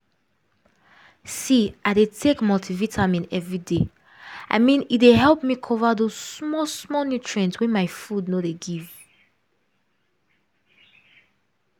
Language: Nigerian Pidgin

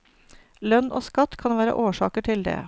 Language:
Norwegian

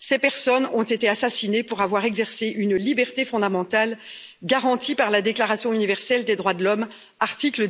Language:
French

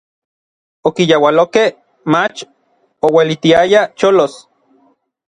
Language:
Orizaba Nahuatl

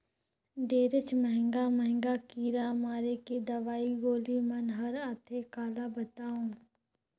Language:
Chhattisgarhi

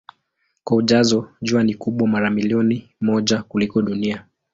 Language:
Swahili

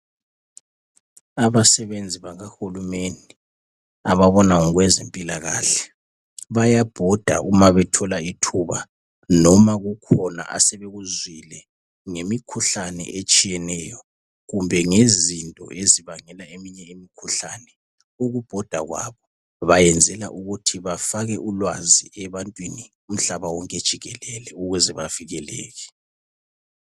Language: North Ndebele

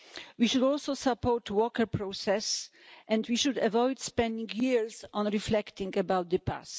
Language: English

